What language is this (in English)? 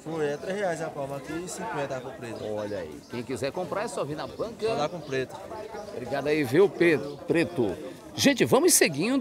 Portuguese